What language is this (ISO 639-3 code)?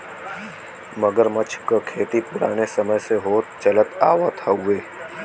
bho